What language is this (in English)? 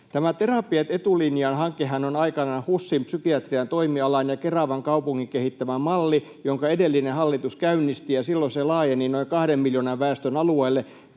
Finnish